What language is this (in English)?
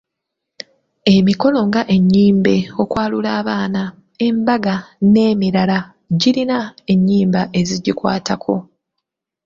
Ganda